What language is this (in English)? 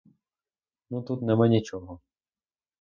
Ukrainian